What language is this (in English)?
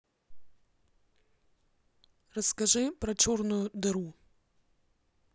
Russian